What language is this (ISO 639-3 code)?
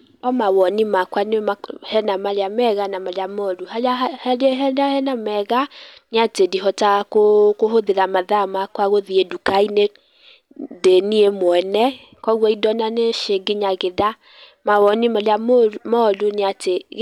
kik